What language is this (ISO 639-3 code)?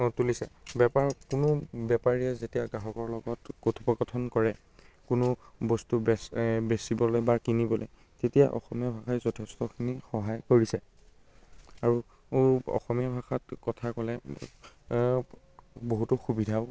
asm